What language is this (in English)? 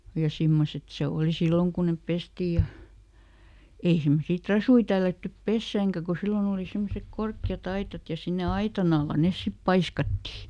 Finnish